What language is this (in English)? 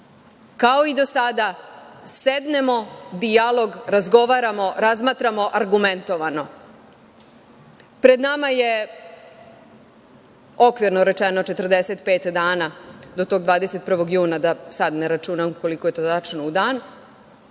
Serbian